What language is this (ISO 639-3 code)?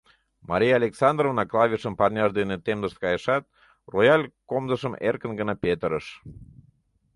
chm